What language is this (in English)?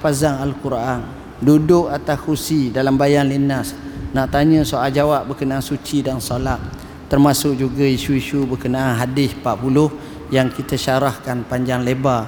Malay